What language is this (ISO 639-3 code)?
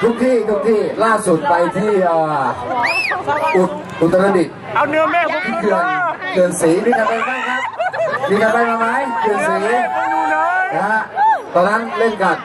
tha